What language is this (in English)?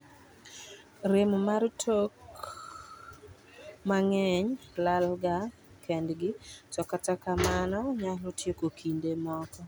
Luo (Kenya and Tanzania)